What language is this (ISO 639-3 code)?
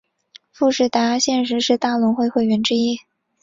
zho